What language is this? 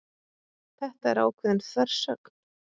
Icelandic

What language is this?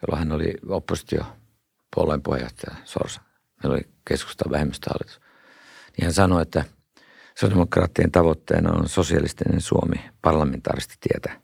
Finnish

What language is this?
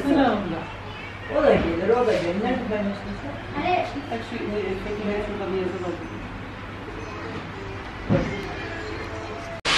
Turkish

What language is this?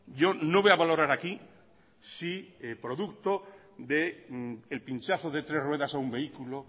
Spanish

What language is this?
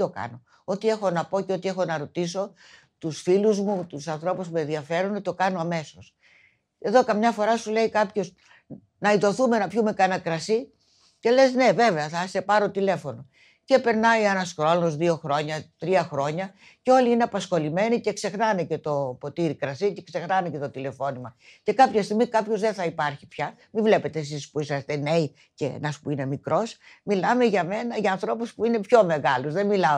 Greek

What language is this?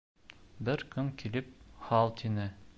Bashkir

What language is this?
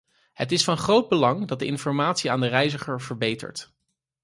Dutch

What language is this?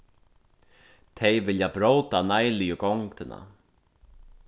Faroese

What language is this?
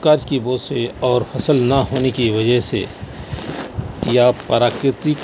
Urdu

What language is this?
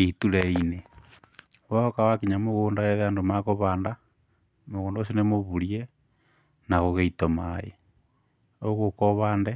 Kikuyu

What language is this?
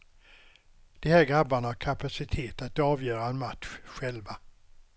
Swedish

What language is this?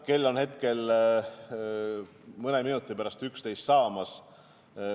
Estonian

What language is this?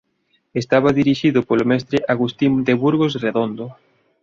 Galician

